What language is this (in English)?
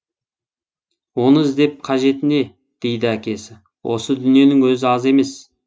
Kazakh